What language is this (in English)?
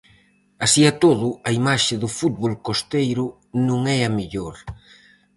Galician